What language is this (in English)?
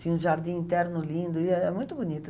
Portuguese